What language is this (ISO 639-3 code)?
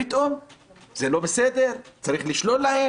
heb